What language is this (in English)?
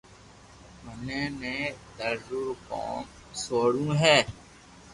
Loarki